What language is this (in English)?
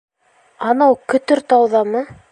Bashkir